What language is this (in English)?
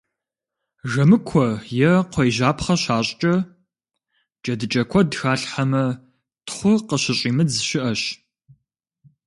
Kabardian